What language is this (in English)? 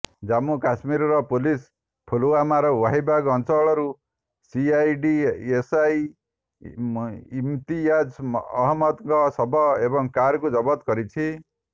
Odia